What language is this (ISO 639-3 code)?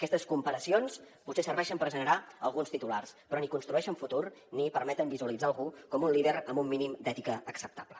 cat